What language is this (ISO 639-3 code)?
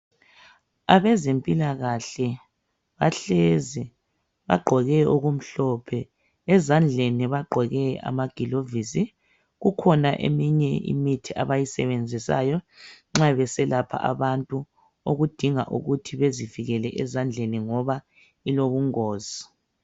nde